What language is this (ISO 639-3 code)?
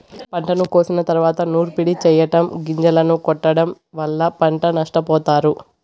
tel